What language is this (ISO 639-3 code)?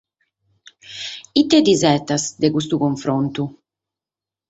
srd